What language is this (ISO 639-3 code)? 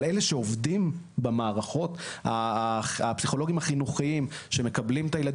heb